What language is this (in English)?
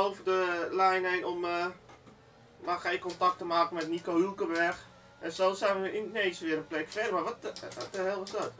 Dutch